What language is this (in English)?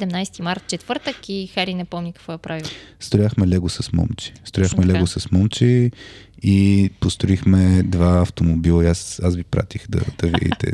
Bulgarian